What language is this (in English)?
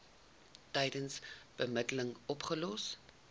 Afrikaans